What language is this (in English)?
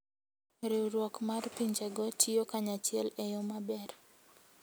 Luo (Kenya and Tanzania)